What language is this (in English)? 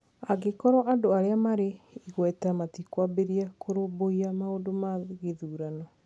Kikuyu